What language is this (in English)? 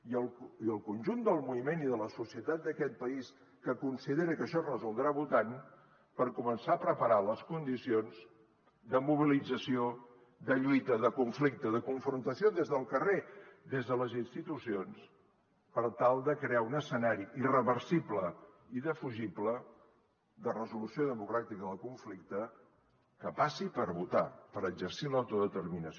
Catalan